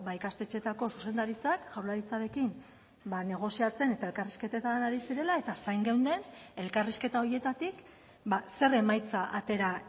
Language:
Basque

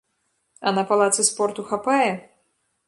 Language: Belarusian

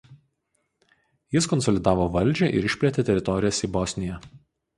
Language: Lithuanian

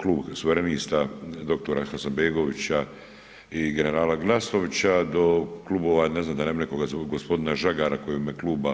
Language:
Croatian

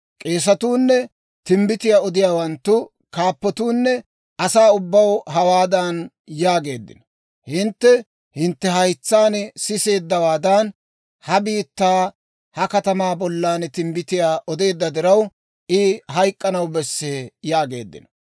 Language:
Dawro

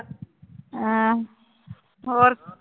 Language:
Punjabi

